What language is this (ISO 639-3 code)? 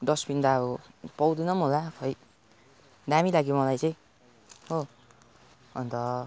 nep